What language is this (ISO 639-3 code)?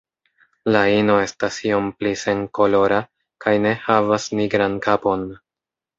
epo